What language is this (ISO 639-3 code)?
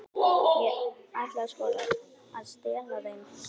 isl